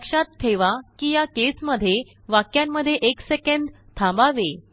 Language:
Marathi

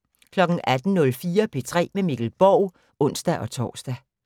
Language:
Danish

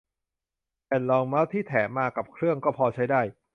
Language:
Thai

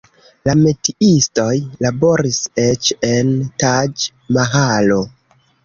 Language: Esperanto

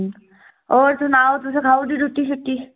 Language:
Dogri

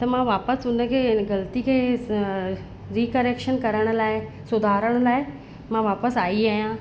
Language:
Sindhi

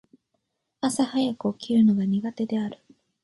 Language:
Japanese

